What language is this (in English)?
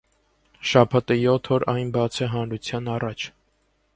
Armenian